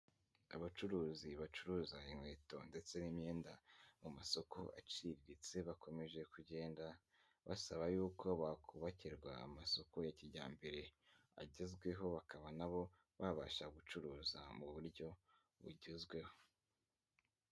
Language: Kinyarwanda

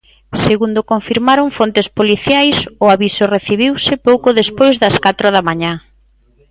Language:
Galician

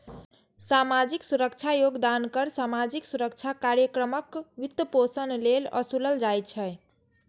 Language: Maithili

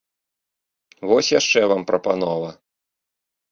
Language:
Belarusian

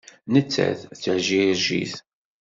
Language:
Kabyle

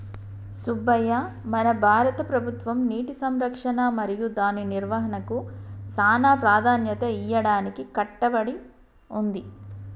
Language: Telugu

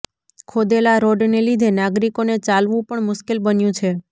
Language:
Gujarati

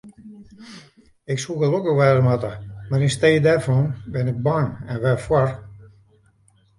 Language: Western Frisian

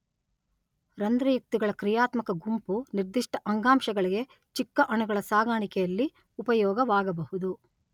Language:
Kannada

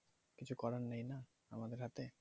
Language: Bangla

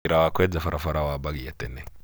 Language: Kikuyu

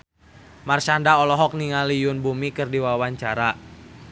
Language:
Sundanese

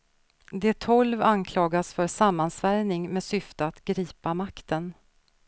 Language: Swedish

